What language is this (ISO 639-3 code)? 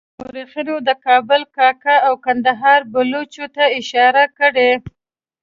pus